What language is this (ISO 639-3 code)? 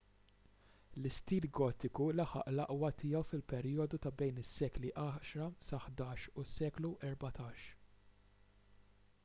mlt